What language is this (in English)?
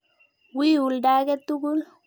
Kalenjin